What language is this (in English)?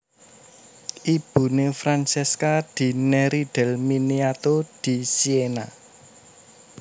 Javanese